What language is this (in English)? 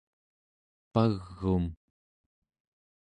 Central Yupik